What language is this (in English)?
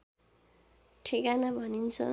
Nepali